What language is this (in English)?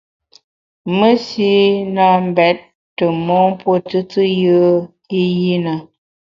Bamun